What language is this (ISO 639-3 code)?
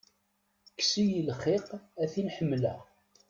kab